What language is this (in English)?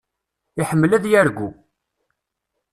Kabyle